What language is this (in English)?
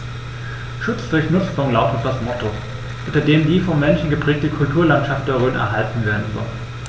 German